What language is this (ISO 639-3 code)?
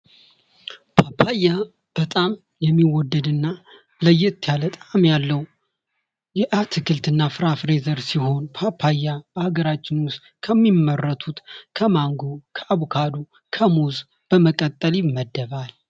amh